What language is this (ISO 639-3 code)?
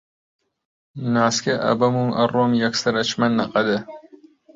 ckb